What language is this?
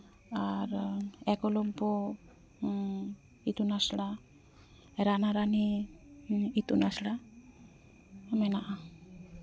Santali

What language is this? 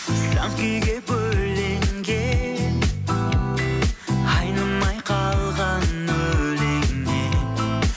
Kazakh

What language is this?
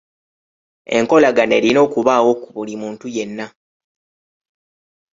Ganda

